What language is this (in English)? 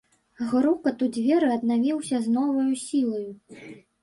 Belarusian